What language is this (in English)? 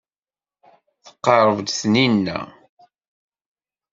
Kabyle